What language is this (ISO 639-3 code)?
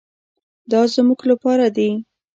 pus